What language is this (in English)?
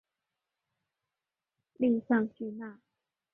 Chinese